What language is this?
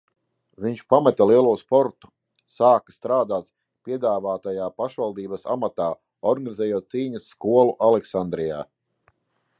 Latvian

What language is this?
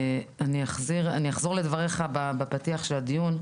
Hebrew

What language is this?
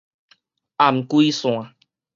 Min Nan Chinese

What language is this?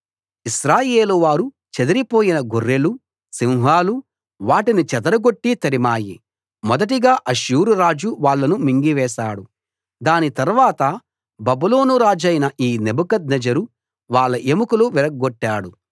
Telugu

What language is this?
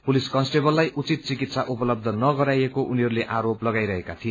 Nepali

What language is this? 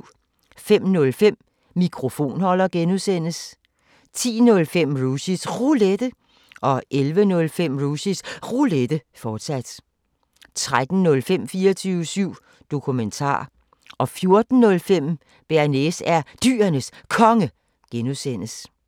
Danish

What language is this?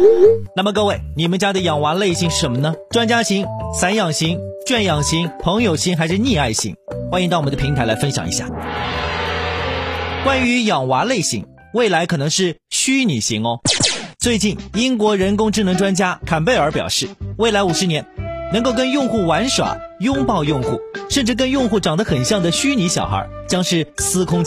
Chinese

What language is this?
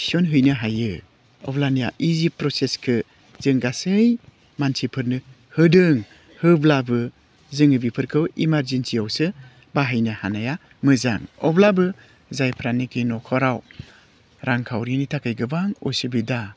Bodo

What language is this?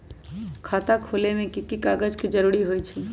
Magahi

